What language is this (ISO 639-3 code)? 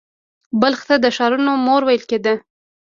pus